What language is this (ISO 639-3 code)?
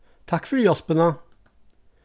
fao